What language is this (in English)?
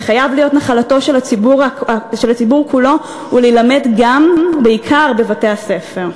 Hebrew